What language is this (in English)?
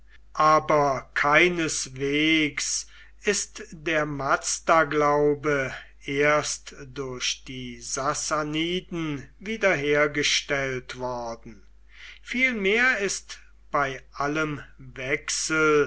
German